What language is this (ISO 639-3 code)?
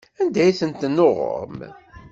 kab